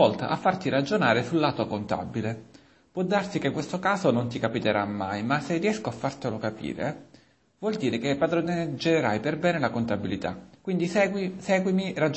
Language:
Italian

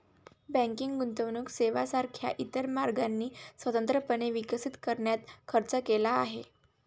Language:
Marathi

